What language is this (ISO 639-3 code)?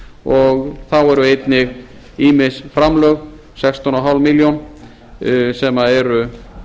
isl